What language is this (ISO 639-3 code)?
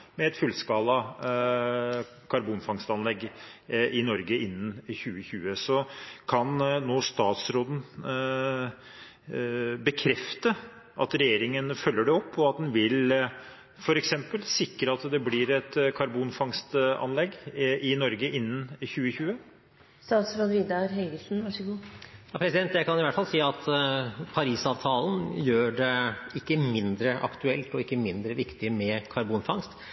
nob